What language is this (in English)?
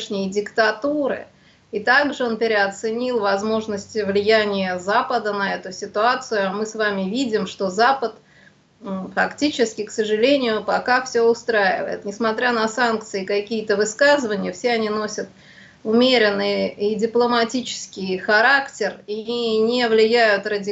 Russian